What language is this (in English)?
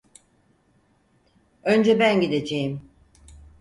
Turkish